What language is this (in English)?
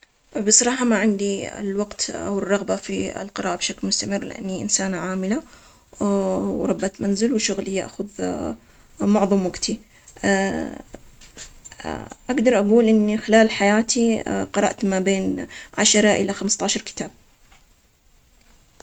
Omani Arabic